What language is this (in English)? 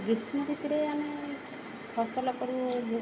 Odia